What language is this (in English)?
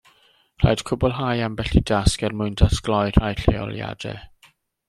Welsh